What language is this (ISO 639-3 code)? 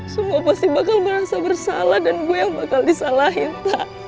ind